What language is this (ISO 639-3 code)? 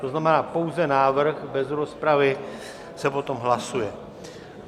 ces